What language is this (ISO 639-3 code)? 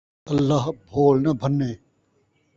skr